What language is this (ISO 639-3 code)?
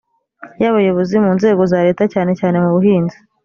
kin